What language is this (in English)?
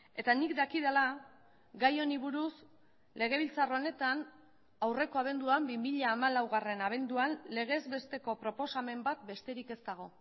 Basque